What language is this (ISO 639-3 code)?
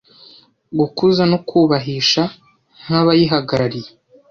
kin